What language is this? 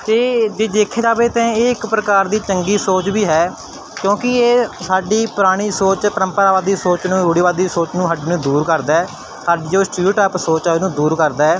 Punjabi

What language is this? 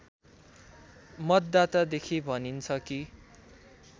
Nepali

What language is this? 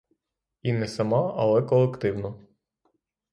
Ukrainian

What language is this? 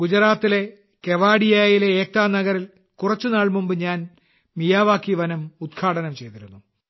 Malayalam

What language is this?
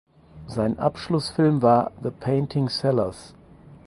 German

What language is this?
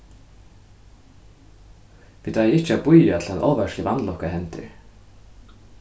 Faroese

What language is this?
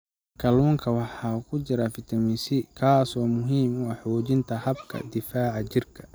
Somali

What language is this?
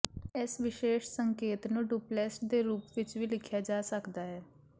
Punjabi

